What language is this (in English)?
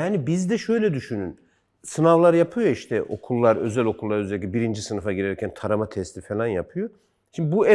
Turkish